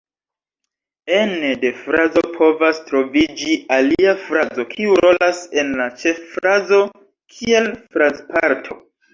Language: Esperanto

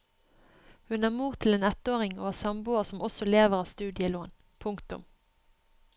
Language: Norwegian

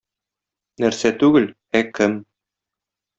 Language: Tatar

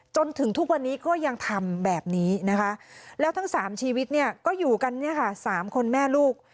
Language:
Thai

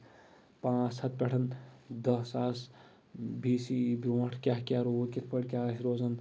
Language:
Kashmiri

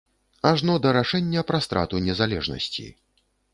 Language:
Belarusian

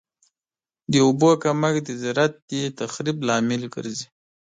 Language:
Pashto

